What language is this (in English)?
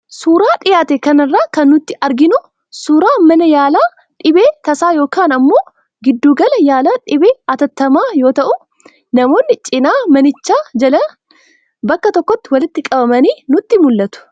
Oromo